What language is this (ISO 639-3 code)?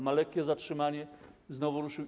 pol